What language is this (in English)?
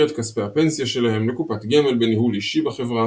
Hebrew